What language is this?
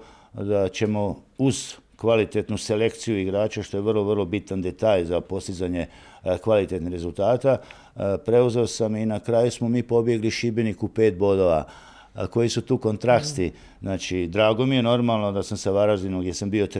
Croatian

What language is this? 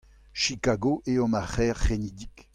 Breton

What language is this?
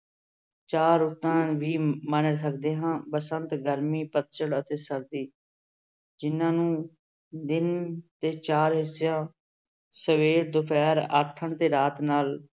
Punjabi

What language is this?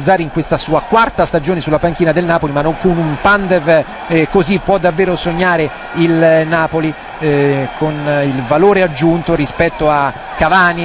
Italian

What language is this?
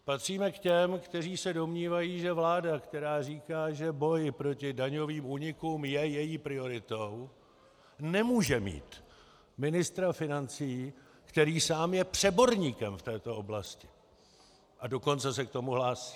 Czech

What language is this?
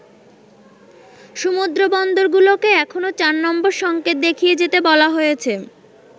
Bangla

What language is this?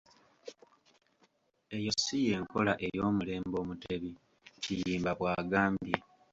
Ganda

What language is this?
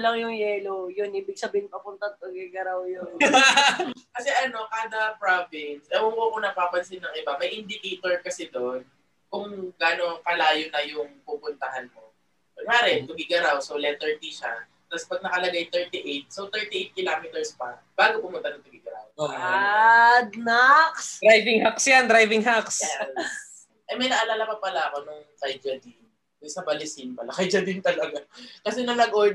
Filipino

